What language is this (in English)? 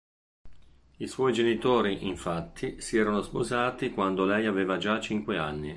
Italian